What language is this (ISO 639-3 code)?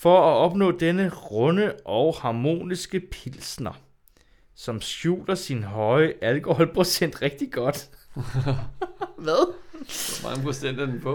dan